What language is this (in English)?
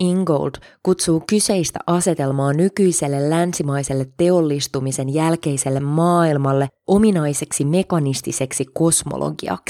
Finnish